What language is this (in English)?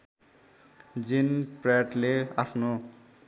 Nepali